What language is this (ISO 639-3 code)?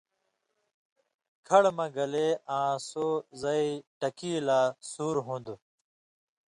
mvy